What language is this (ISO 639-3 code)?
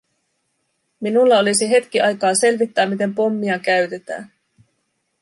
fin